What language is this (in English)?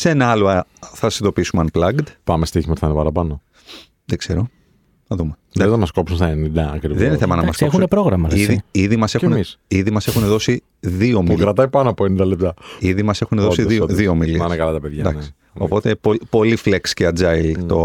Greek